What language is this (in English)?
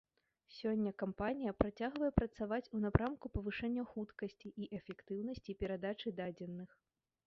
Belarusian